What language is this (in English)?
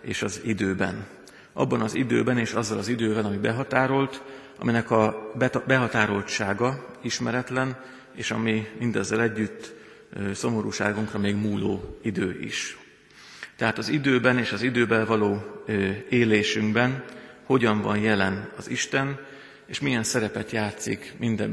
Hungarian